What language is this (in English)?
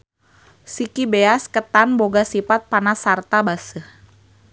Sundanese